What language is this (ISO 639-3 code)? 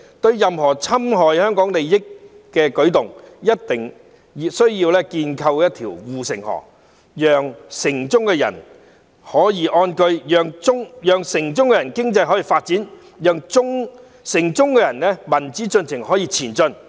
yue